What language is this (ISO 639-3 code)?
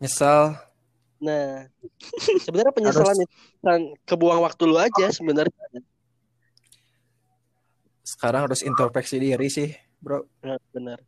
ind